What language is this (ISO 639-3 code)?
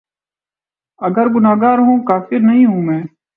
urd